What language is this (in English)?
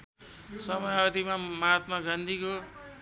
Nepali